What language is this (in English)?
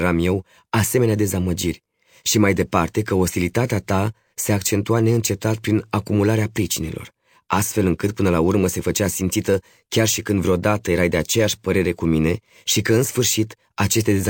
Romanian